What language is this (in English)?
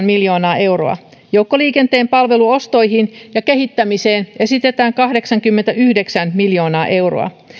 Finnish